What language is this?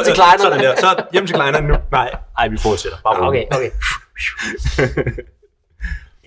Danish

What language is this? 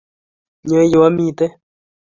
Kalenjin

